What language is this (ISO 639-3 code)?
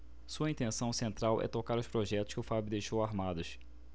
por